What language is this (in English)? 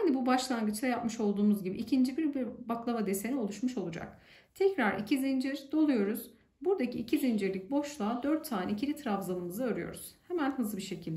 Turkish